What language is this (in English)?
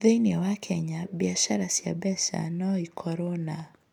Kikuyu